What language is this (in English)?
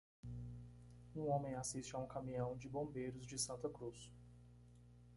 Portuguese